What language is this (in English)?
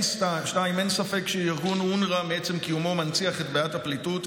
Hebrew